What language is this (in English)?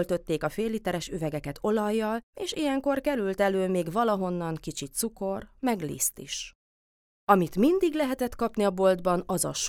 Hungarian